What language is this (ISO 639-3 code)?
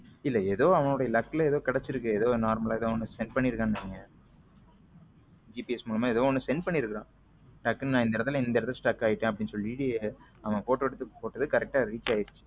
tam